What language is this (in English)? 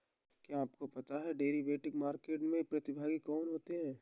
Hindi